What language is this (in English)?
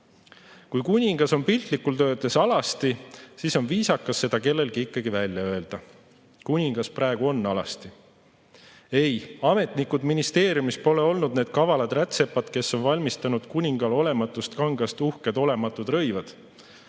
Estonian